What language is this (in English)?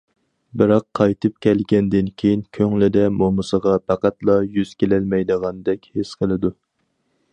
Uyghur